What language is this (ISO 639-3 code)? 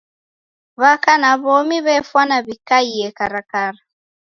dav